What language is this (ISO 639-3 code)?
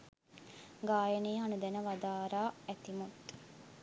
sin